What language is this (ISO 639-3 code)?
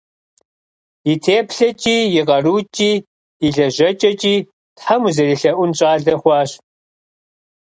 kbd